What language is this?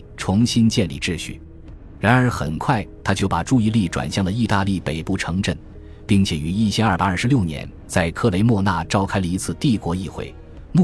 Chinese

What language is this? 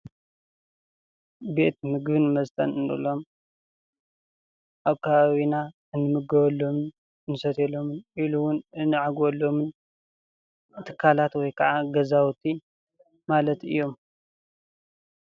Tigrinya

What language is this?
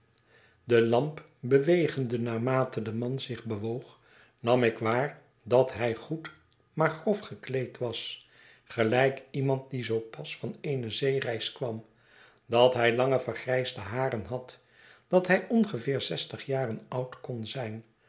Dutch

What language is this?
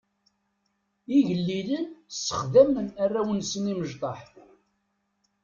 Kabyle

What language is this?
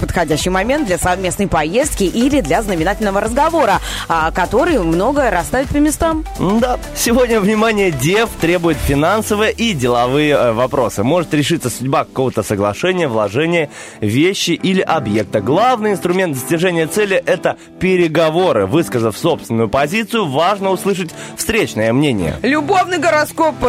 Russian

